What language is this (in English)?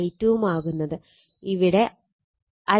Malayalam